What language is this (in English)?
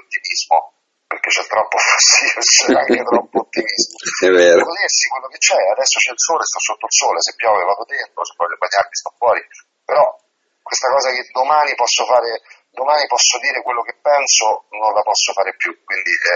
Italian